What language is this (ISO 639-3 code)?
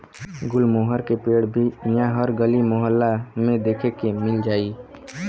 bho